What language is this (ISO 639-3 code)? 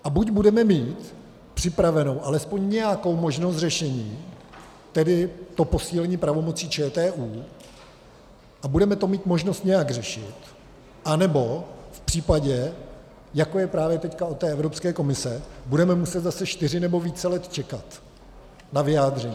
ces